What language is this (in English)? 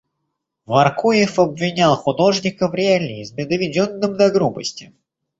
Russian